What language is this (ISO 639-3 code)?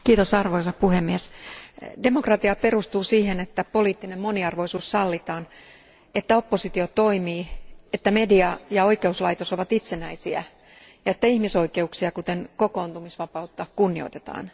fin